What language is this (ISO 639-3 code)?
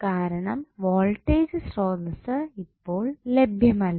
mal